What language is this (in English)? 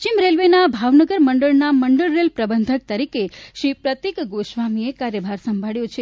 Gujarati